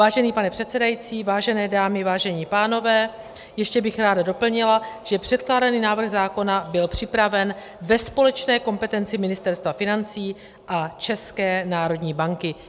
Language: Czech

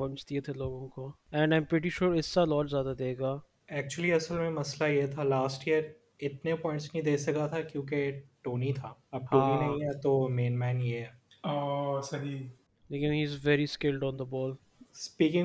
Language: Urdu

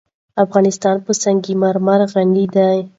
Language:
Pashto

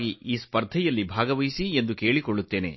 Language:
Kannada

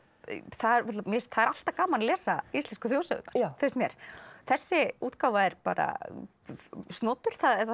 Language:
Icelandic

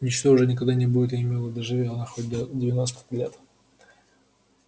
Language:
Russian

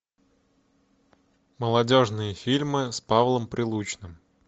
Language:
Russian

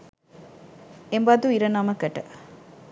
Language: Sinhala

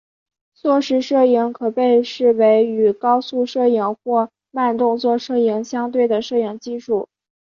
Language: Chinese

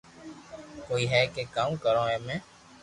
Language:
Loarki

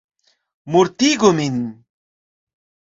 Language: Esperanto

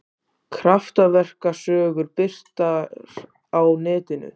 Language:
Icelandic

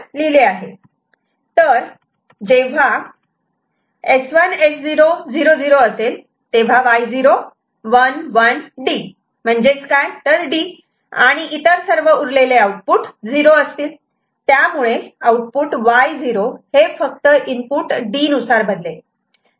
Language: Marathi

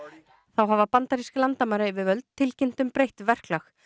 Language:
Icelandic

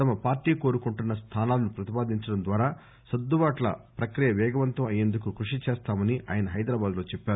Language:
Telugu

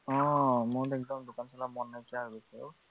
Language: Assamese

